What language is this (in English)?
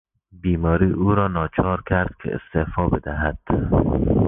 Persian